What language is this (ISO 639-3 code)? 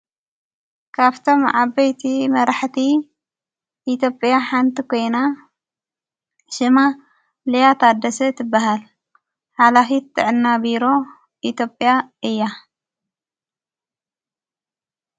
tir